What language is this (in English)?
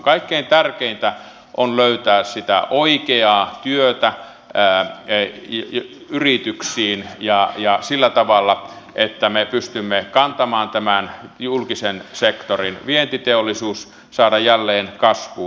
Finnish